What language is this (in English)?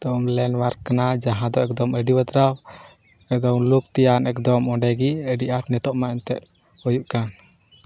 Santali